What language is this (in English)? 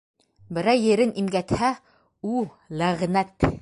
Bashkir